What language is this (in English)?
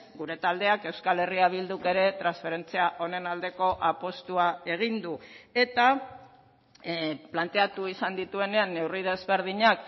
Basque